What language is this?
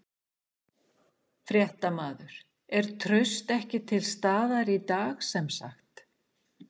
Icelandic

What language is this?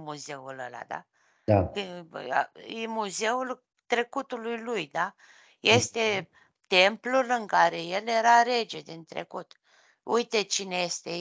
Romanian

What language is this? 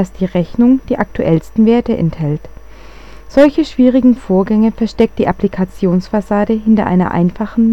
German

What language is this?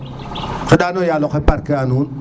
Serer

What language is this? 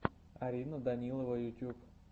Russian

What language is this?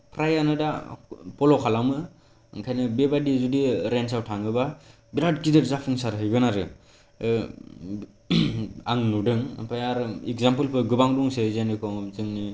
Bodo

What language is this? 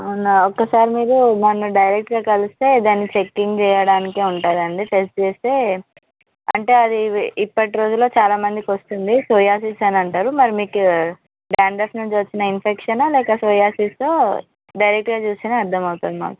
Telugu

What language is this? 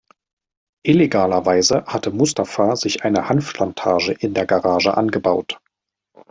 German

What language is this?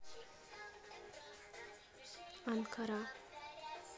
Russian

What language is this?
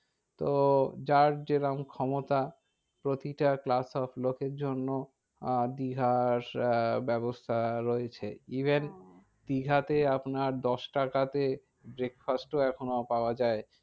Bangla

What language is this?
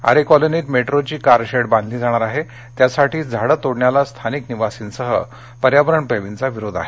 Marathi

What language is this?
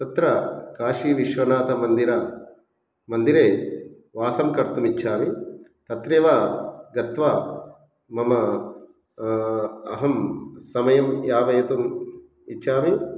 Sanskrit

